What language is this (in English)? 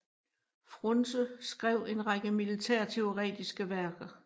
Danish